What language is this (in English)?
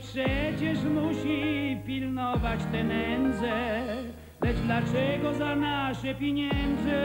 Polish